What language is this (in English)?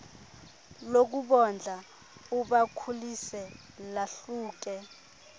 Xhosa